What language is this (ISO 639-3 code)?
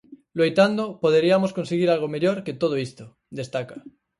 glg